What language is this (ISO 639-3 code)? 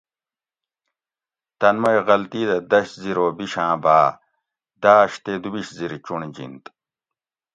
gwc